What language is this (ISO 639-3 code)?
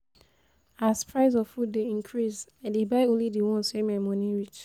pcm